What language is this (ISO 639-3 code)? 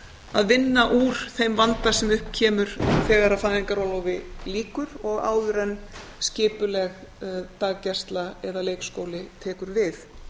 isl